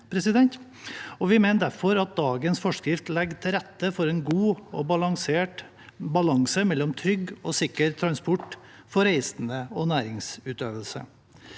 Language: Norwegian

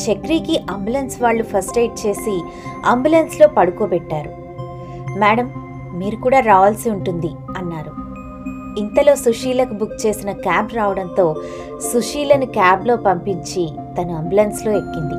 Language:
Telugu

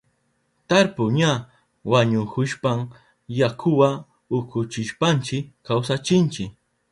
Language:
Southern Pastaza Quechua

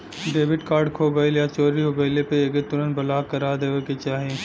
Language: Bhojpuri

